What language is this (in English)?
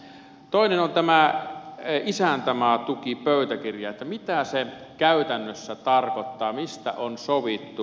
Finnish